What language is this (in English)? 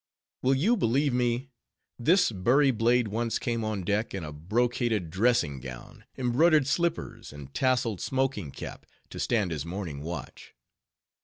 English